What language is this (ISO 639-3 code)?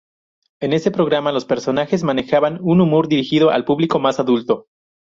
spa